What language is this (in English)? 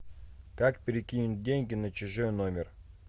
Russian